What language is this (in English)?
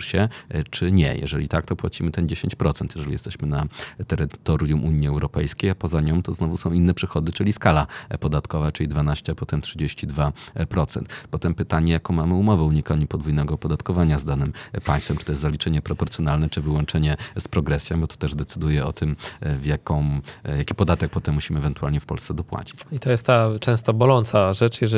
Polish